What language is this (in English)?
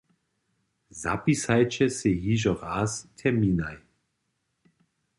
Upper Sorbian